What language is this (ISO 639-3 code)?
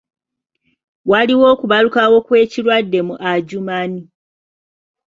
lug